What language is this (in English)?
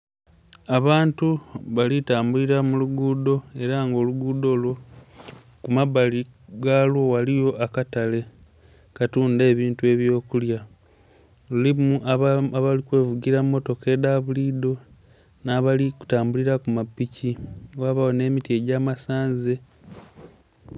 Soga